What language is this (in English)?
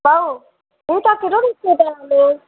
Sindhi